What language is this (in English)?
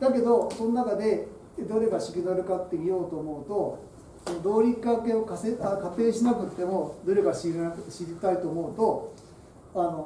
Japanese